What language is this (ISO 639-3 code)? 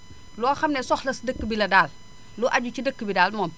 wol